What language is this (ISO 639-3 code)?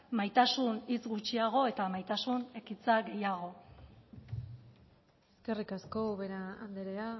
eus